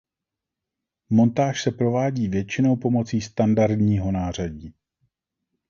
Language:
Czech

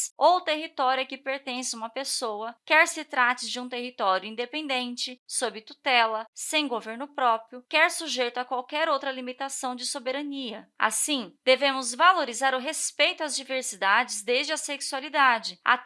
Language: Portuguese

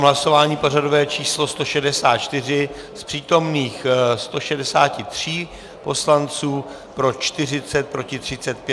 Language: Czech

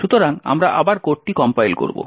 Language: Bangla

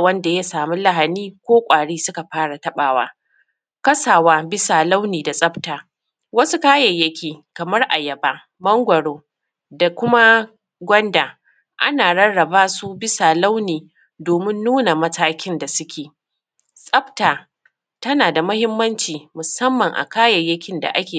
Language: Hausa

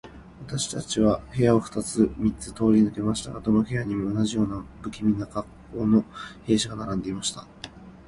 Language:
Japanese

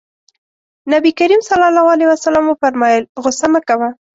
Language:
Pashto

